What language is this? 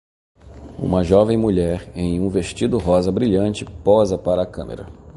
Portuguese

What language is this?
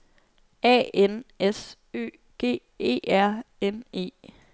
Danish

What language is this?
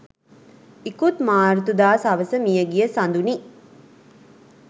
Sinhala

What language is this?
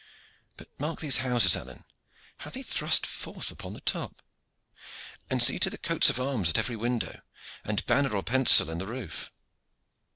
English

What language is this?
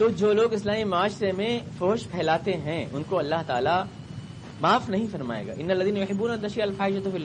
Urdu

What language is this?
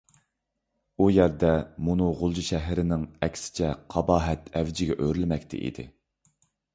Uyghur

